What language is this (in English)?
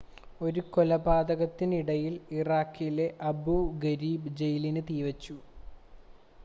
Malayalam